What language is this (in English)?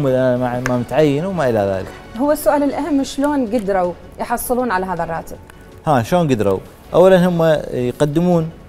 Arabic